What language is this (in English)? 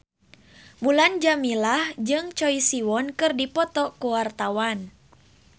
Sundanese